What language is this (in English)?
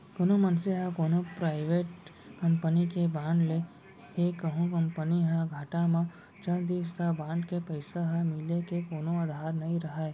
Chhattisgarhi